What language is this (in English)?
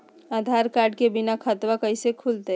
Magahi